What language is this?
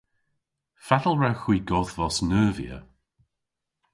Cornish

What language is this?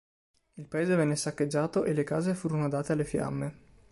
Italian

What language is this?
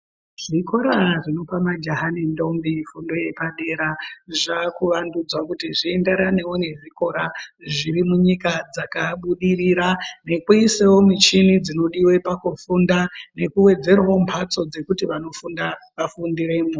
Ndau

